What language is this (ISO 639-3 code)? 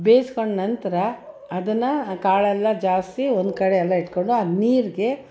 kan